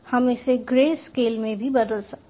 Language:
Hindi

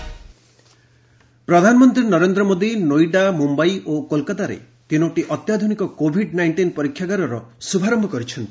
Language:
Odia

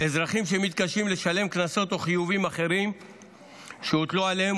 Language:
Hebrew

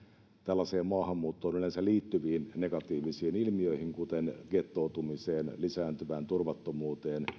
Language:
Finnish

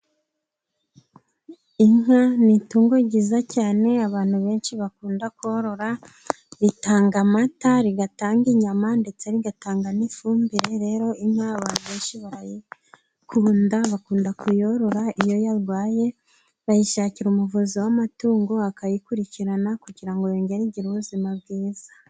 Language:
Kinyarwanda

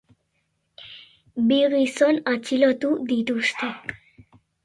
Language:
Basque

